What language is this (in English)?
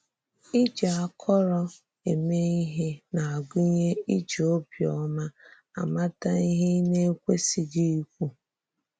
Igbo